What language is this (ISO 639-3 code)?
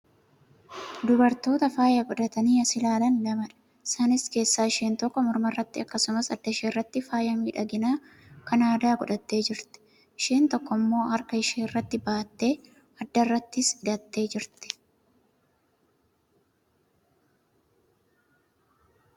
orm